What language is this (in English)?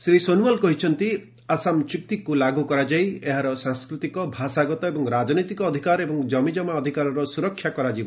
Odia